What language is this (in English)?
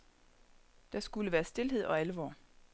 Danish